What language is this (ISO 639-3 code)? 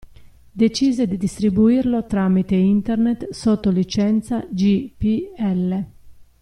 ita